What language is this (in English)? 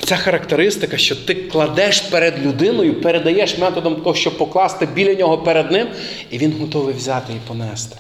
Ukrainian